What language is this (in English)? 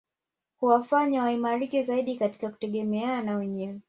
Swahili